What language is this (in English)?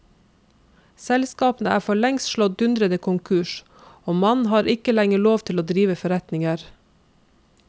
Norwegian